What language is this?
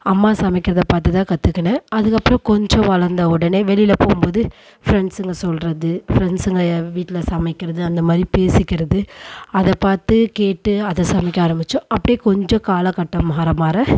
Tamil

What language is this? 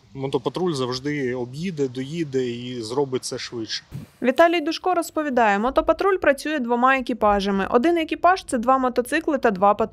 Ukrainian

